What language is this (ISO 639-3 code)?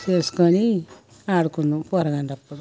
tel